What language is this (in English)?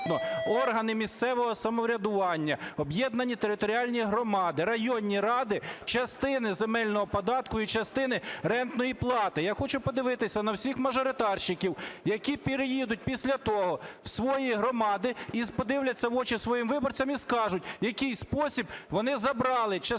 Ukrainian